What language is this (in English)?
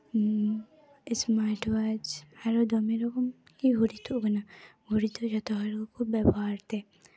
Santali